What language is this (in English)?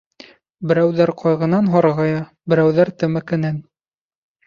Bashkir